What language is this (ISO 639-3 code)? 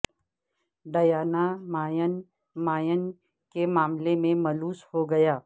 urd